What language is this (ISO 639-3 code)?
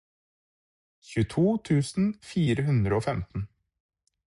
nob